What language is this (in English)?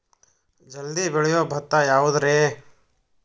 Kannada